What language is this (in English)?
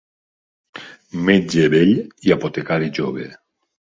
Catalan